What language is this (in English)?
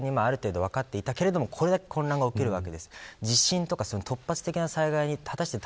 Japanese